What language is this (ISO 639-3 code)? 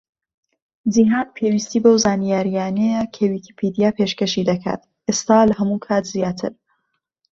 ckb